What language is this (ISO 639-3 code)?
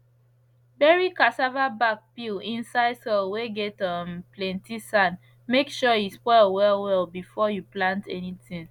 pcm